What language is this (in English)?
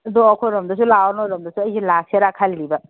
Manipuri